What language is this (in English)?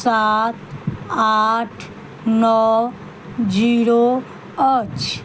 Maithili